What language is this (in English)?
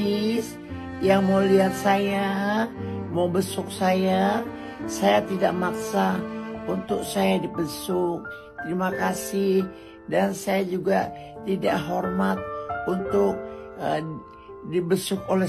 Indonesian